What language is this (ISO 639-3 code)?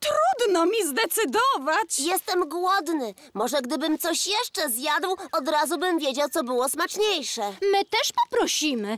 pol